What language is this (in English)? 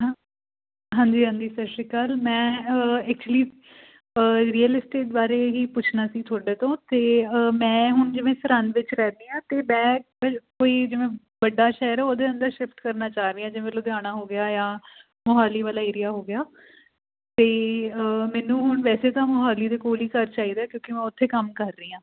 Punjabi